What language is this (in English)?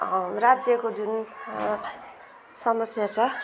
Nepali